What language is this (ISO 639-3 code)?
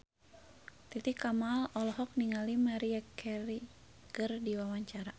sun